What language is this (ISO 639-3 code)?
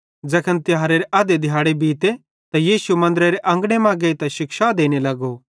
bhd